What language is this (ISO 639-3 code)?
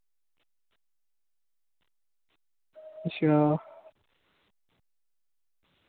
doi